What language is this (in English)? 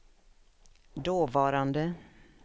Swedish